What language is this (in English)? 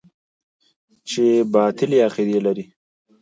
Pashto